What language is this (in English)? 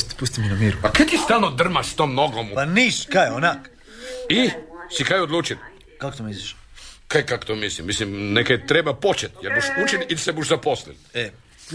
Croatian